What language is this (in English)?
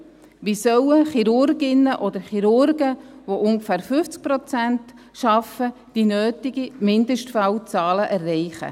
Swiss German